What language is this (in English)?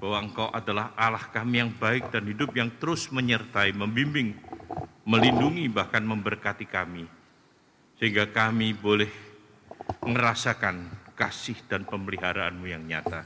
Indonesian